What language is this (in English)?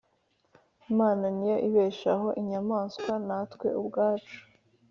Kinyarwanda